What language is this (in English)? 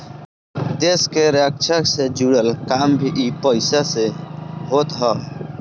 Bhojpuri